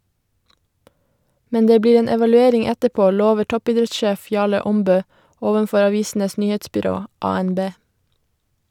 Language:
Norwegian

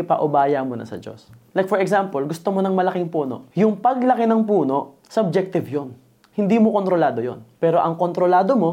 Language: Filipino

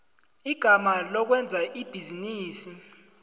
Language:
South Ndebele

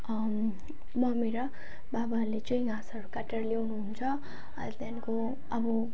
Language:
Nepali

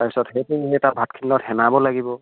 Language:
Assamese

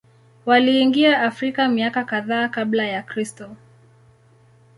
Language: Swahili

